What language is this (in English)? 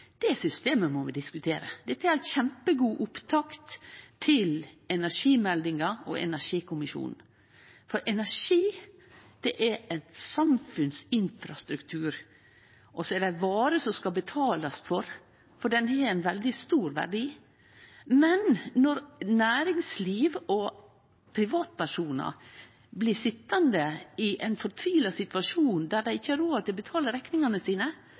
Norwegian Nynorsk